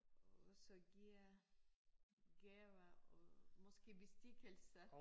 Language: Danish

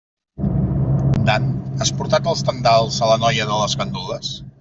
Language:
Catalan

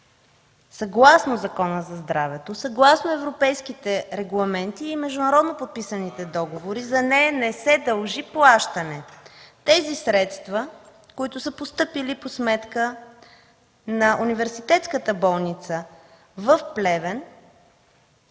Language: Bulgarian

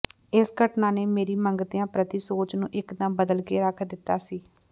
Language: Punjabi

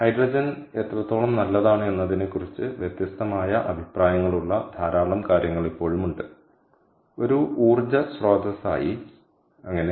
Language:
Malayalam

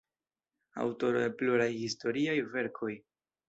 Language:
Esperanto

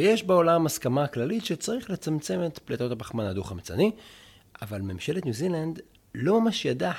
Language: Hebrew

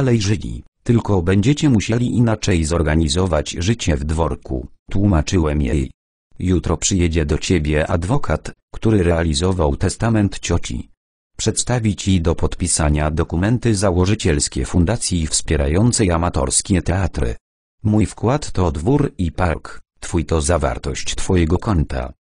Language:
Polish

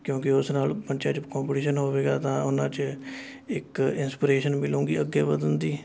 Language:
Punjabi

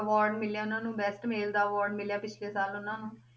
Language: Punjabi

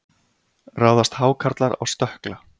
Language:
Icelandic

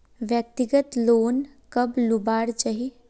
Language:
Magahi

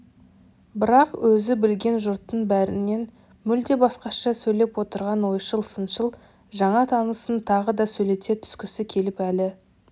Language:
Kazakh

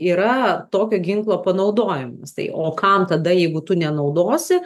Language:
Lithuanian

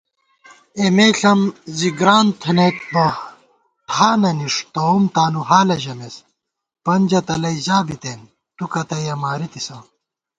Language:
Gawar-Bati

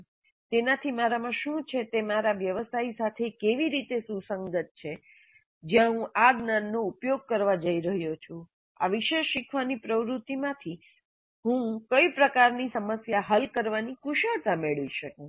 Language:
Gujarati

